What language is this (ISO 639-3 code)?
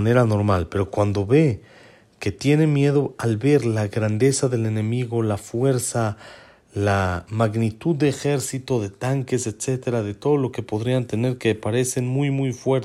spa